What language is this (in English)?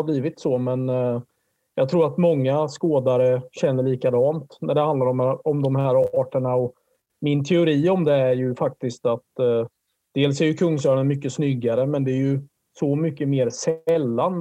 Swedish